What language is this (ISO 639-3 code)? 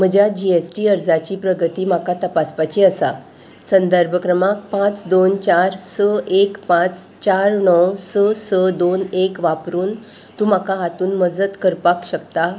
kok